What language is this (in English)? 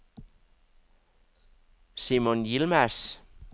Danish